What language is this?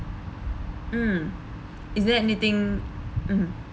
English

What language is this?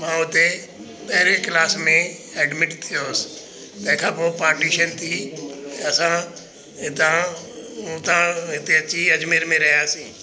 Sindhi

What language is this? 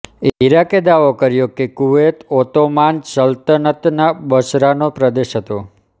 Gujarati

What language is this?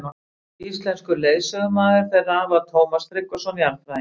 Icelandic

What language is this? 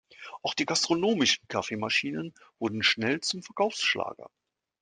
German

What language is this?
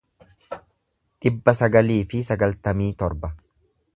Oromo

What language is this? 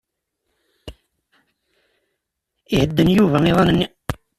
Kabyle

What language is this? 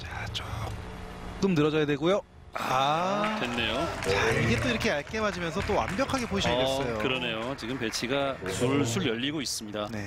Korean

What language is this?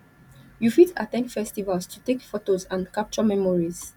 Nigerian Pidgin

